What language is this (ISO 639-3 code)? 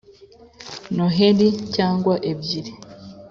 kin